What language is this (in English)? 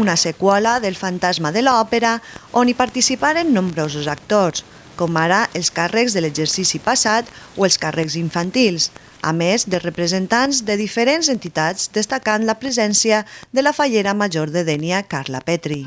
Spanish